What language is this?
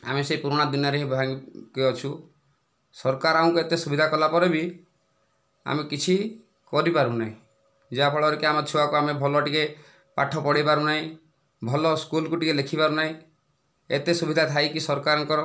Odia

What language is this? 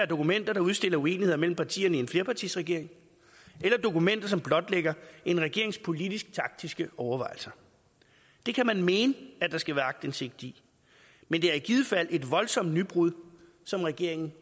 Danish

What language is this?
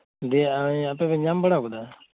Santali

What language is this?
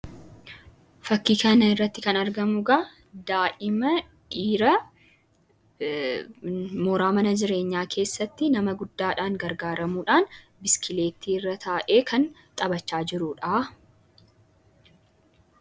Oromo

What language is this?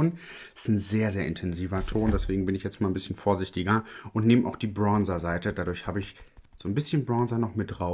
German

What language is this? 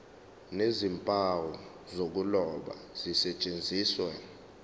Zulu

